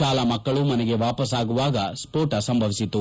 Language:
Kannada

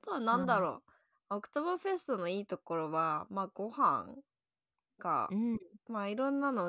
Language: Japanese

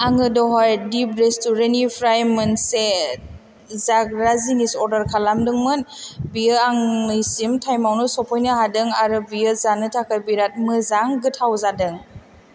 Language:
Bodo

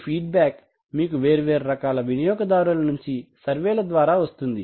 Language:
Telugu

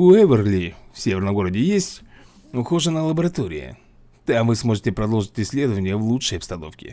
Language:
Russian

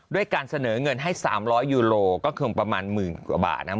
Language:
Thai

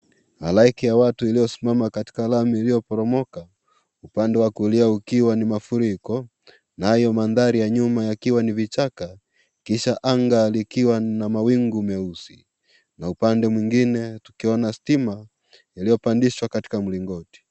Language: Swahili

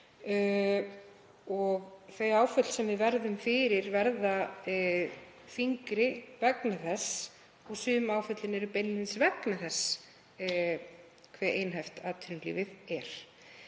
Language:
Icelandic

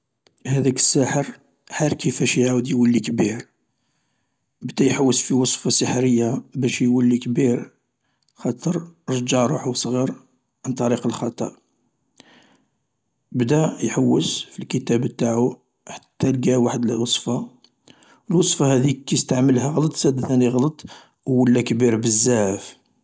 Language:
Algerian Arabic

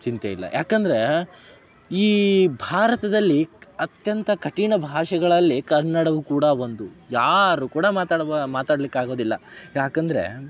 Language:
Kannada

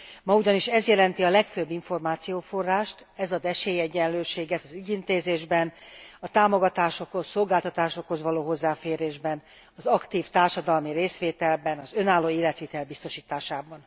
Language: Hungarian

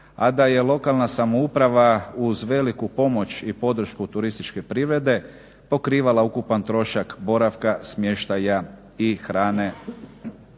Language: Croatian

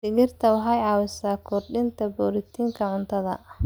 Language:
Somali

